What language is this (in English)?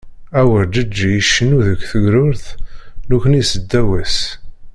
Kabyle